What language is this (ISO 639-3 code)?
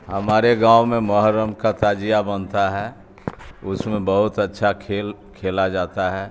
urd